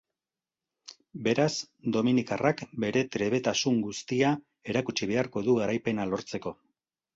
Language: Basque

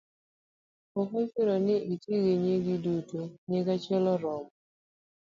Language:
Luo (Kenya and Tanzania)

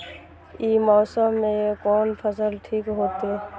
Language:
Maithili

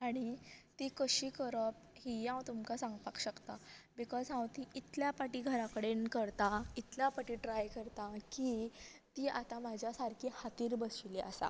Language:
Konkani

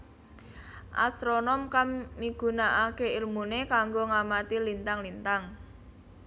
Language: Javanese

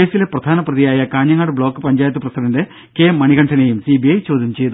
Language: Malayalam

